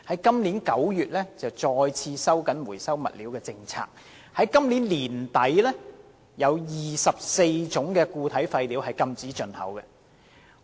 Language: Cantonese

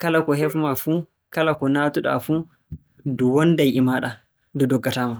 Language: Borgu Fulfulde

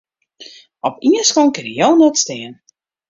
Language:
Western Frisian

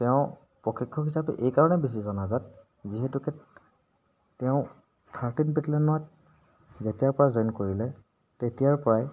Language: Assamese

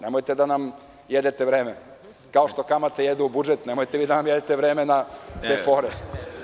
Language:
Serbian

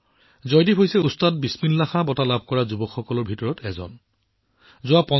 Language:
Assamese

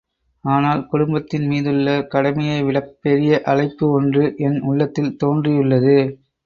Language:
Tamil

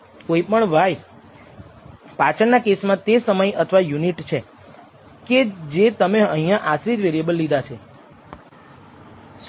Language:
Gujarati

